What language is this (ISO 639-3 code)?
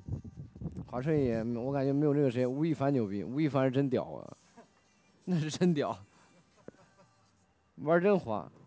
zho